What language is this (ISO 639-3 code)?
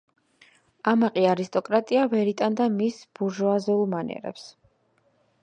kat